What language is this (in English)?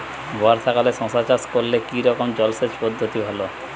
Bangla